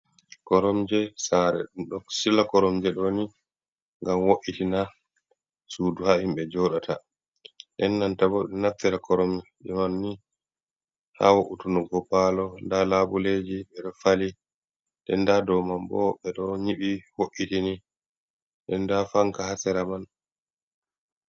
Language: Fula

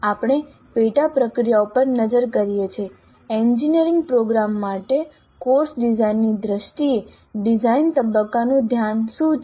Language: Gujarati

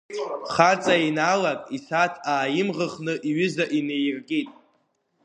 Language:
Abkhazian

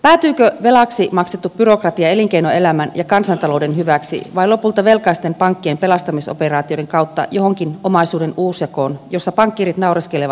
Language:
Finnish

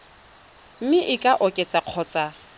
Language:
Tswana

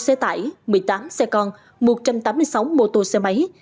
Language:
Vietnamese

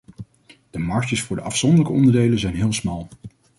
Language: Dutch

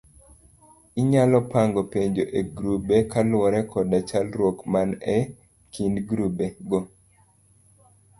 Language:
Luo (Kenya and Tanzania)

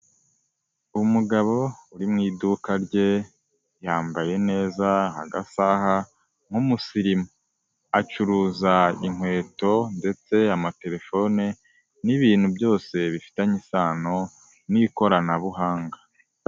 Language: Kinyarwanda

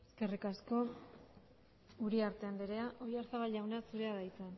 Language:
Basque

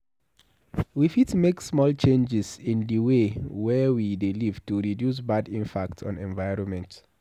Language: Nigerian Pidgin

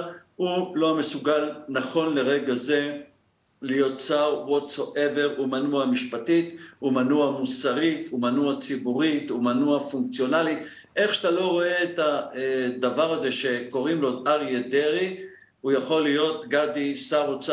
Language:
Hebrew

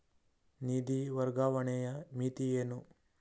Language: Kannada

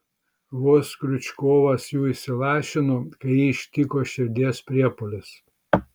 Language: Lithuanian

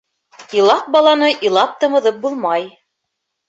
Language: Bashkir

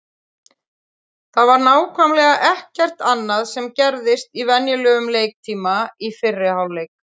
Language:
Icelandic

